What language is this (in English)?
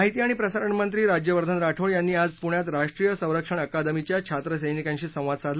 Marathi